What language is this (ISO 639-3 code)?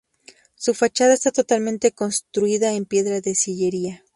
spa